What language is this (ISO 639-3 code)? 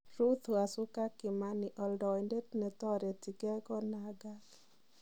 kln